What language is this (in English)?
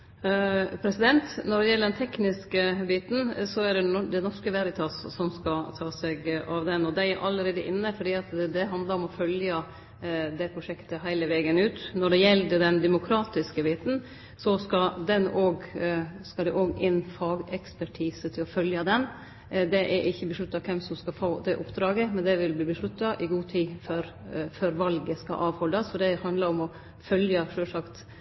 Norwegian Nynorsk